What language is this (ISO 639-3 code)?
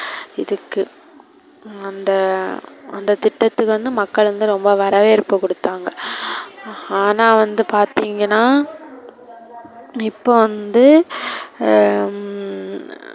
tam